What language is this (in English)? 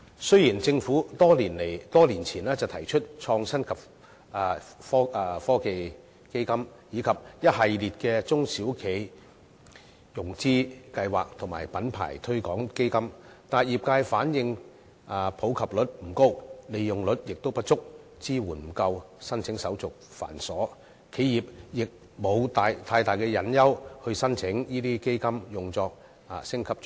Cantonese